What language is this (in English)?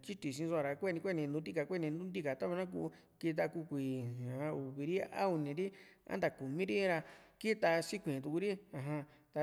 Juxtlahuaca Mixtec